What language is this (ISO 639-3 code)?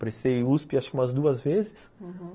por